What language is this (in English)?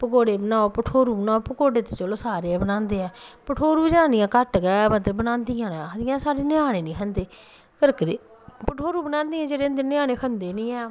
Dogri